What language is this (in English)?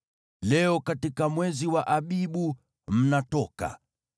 Swahili